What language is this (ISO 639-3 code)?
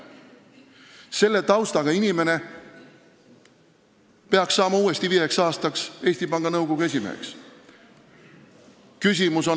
est